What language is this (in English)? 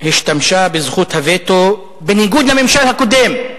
Hebrew